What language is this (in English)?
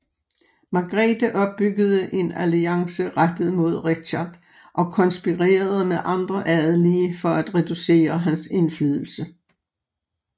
Danish